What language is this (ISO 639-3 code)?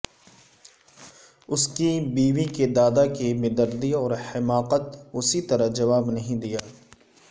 urd